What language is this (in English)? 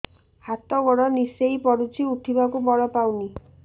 Odia